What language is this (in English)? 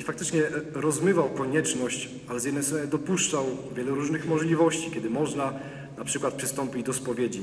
Polish